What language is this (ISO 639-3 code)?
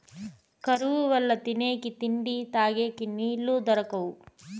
tel